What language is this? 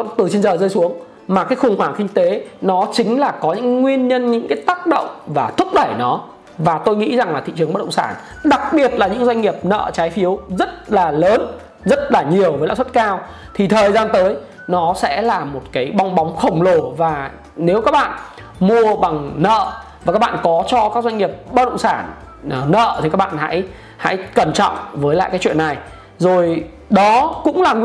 Vietnamese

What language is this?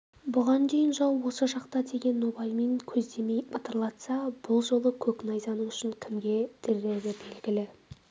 Kazakh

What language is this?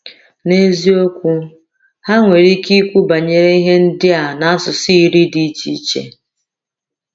Igbo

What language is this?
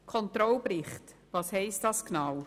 Swiss German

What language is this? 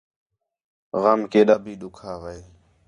Khetrani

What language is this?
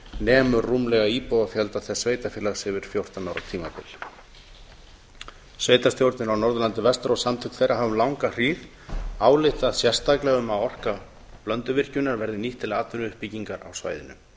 Icelandic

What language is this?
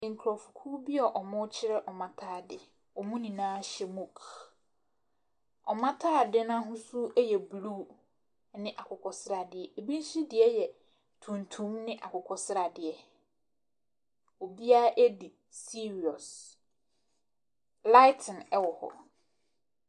Akan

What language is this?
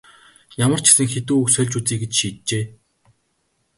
Mongolian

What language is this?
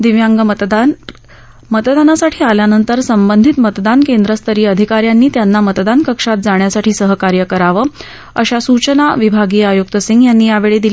Marathi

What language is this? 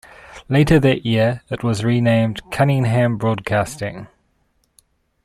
English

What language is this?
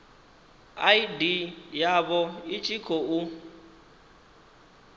Venda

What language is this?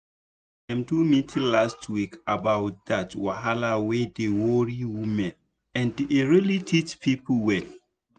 Nigerian Pidgin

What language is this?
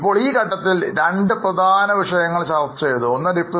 Malayalam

